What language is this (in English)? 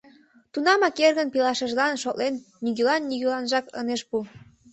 Mari